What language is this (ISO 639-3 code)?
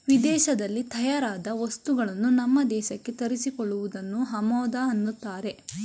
kan